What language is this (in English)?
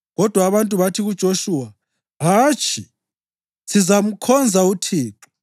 North Ndebele